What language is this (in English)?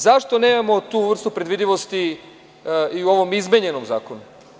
Serbian